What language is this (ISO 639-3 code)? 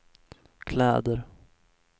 swe